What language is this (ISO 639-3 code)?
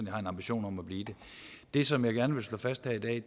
dan